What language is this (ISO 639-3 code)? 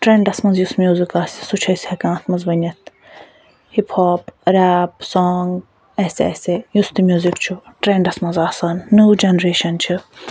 kas